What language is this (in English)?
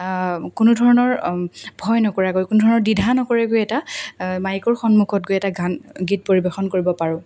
Assamese